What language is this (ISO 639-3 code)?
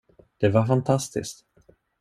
swe